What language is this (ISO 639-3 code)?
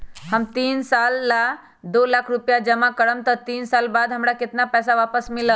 mag